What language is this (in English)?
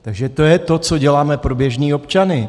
Czech